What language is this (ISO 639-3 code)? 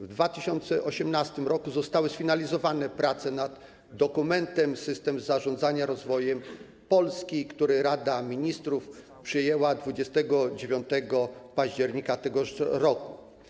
pol